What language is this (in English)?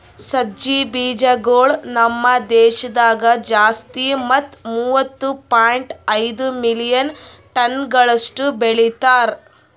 Kannada